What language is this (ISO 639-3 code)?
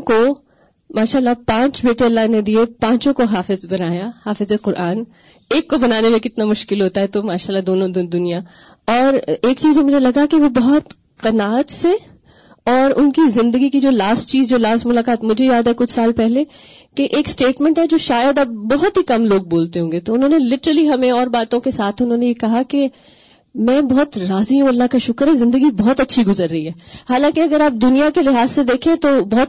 urd